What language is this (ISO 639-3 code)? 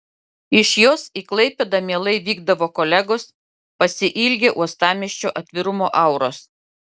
lit